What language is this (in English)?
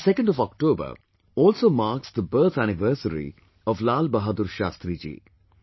English